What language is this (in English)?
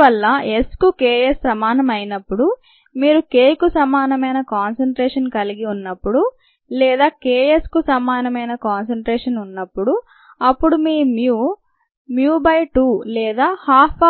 Telugu